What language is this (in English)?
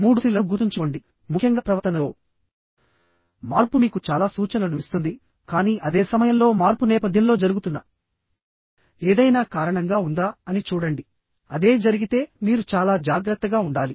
Telugu